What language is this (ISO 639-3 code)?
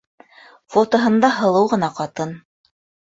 bak